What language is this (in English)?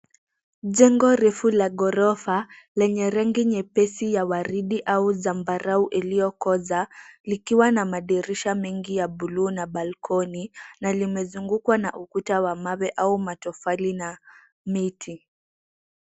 Swahili